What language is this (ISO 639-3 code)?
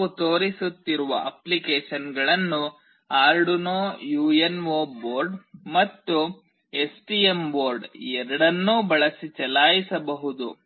kan